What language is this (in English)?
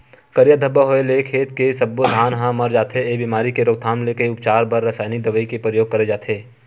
Chhattisgarhi